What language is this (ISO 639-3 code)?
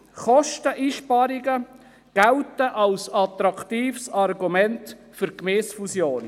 gsw